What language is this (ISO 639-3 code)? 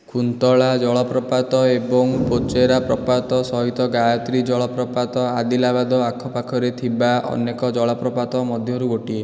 ori